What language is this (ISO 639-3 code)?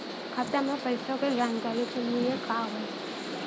bho